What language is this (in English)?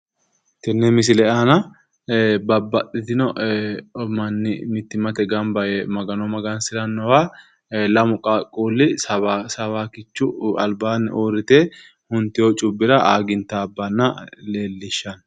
Sidamo